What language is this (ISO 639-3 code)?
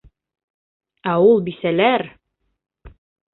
bak